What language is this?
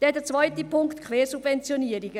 Swiss German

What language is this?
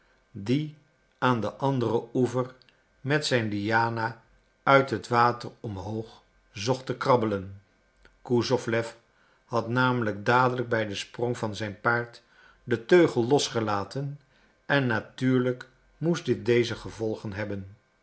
Dutch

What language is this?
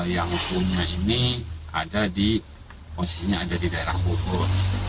Indonesian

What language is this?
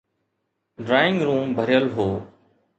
Sindhi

